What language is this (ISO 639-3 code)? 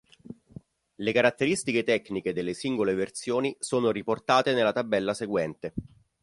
ita